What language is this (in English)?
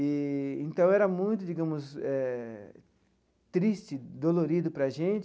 Portuguese